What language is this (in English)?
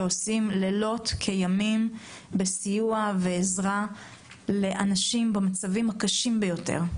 Hebrew